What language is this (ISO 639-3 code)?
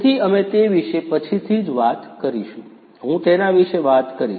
guj